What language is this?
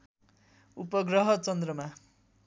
Nepali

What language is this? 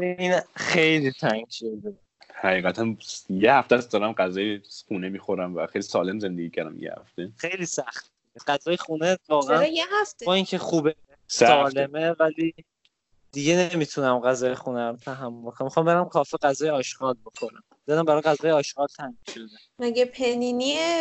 Persian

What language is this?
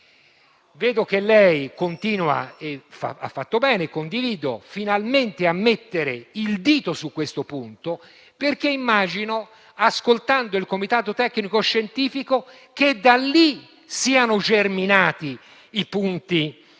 Italian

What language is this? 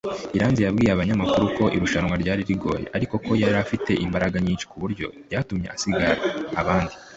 Kinyarwanda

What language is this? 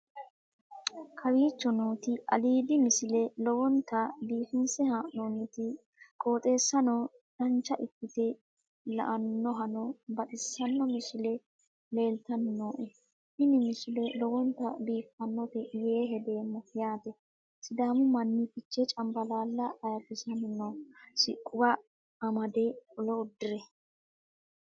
Sidamo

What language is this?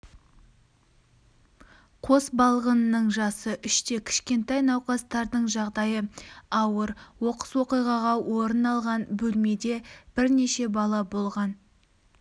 Kazakh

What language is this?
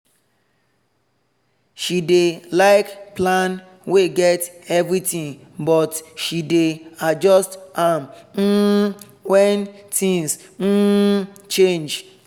Nigerian Pidgin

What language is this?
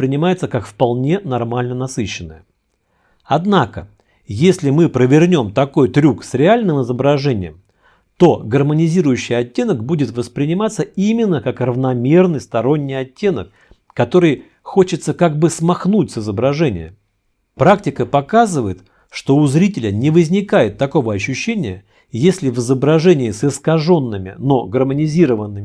Russian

